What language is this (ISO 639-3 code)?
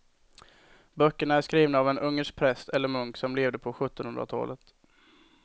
swe